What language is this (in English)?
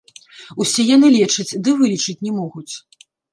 Belarusian